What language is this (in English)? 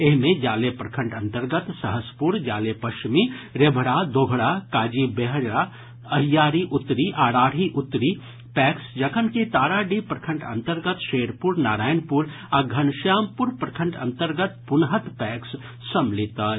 Maithili